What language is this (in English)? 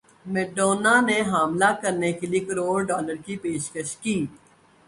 Urdu